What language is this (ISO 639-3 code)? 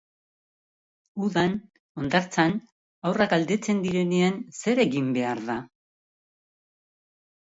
eus